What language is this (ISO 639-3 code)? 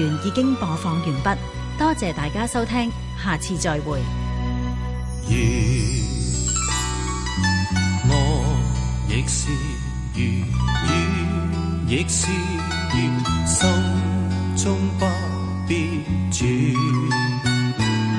zho